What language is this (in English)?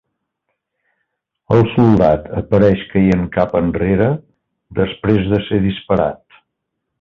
Catalan